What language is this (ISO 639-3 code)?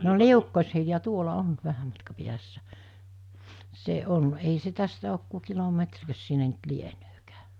fin